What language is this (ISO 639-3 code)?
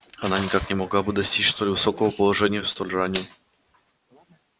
rus